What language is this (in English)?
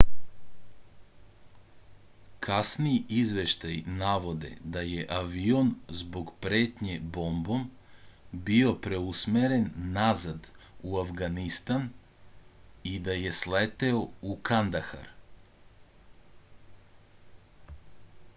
Serbian